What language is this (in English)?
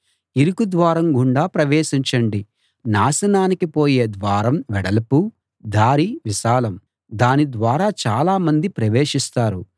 Telugu